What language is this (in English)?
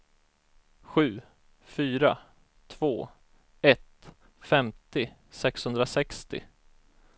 Swedish